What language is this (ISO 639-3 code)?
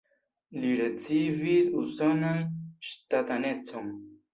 epo